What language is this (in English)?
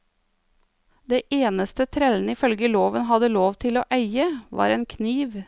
Norwegian